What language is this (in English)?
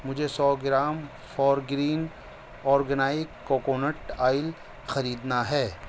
Urdu